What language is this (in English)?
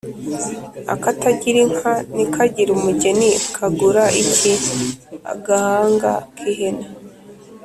Kinyarwanda